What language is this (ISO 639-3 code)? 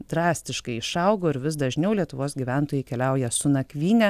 lit